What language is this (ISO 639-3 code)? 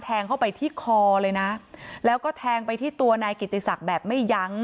tha